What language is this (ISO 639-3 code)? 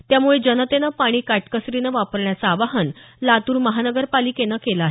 mar